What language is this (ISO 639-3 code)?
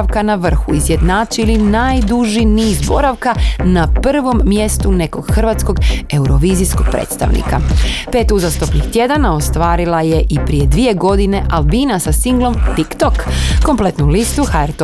hrv